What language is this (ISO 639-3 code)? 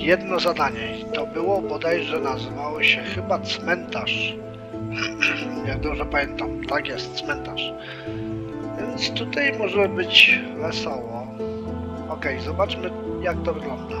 pol